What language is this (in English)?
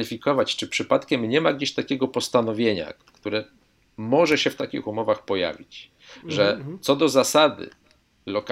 Polish